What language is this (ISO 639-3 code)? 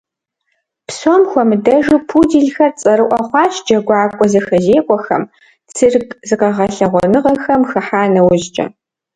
kbd